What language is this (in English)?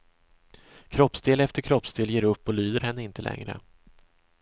Swedish